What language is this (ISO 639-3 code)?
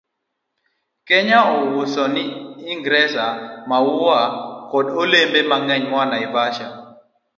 luo